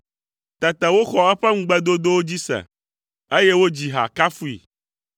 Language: Ewe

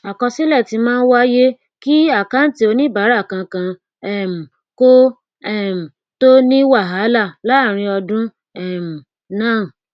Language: Yoruba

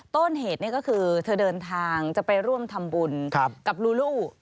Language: Thai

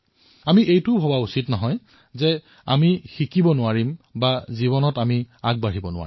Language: Assamese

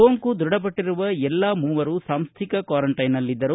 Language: Kannada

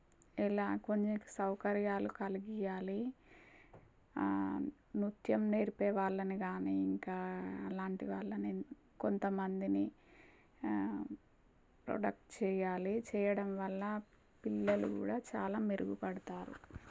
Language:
Telugu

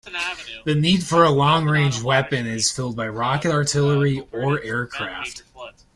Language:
English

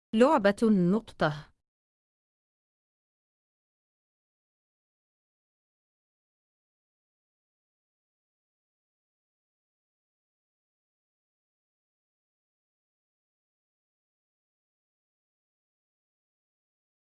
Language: Arabic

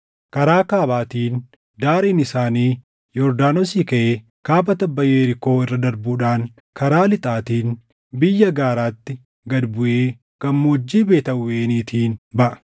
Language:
Oromo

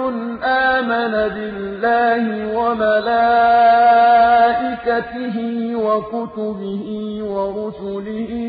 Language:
Arabic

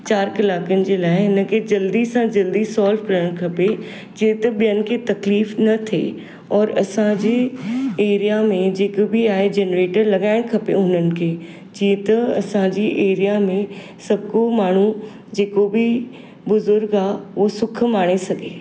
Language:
Sindhi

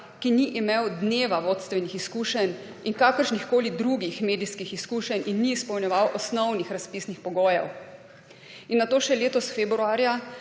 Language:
Slovenian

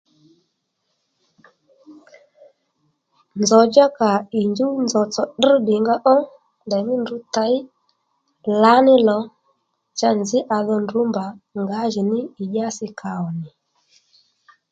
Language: Lendu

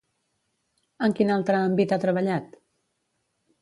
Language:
Catalan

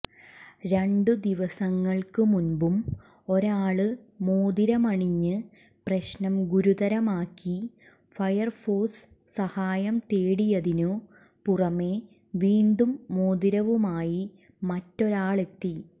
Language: Malayalam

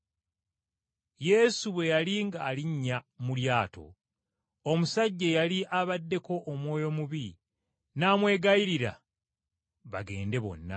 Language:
Ganda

